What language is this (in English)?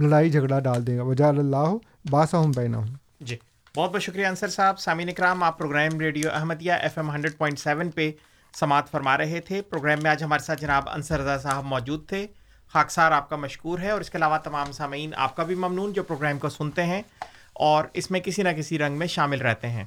Urdu